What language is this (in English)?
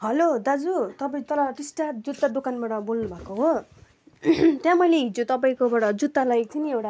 Nepali